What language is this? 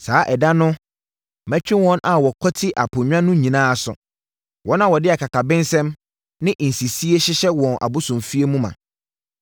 Akan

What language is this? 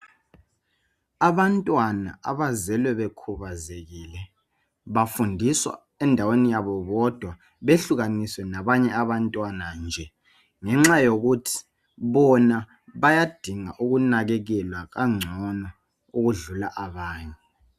North Ndebele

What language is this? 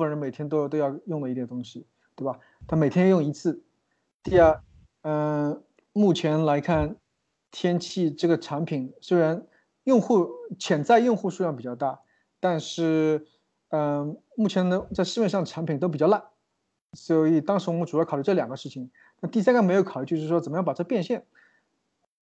Chinese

